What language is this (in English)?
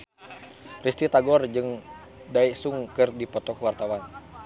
Sundanese